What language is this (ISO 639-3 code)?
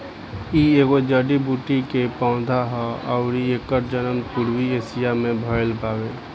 bho